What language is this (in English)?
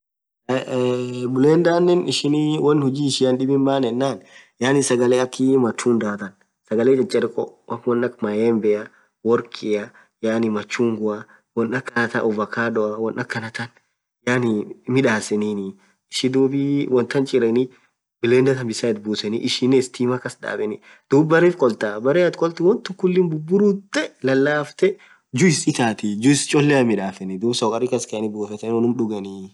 Orma